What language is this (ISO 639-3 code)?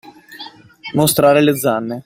ita